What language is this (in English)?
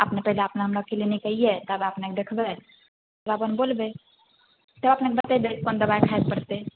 Maithili